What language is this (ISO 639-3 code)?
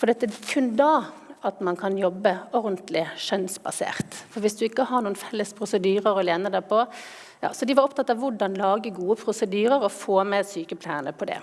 nor